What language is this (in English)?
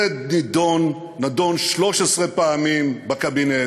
Hebrew